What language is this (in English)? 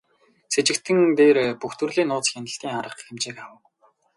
Mongolian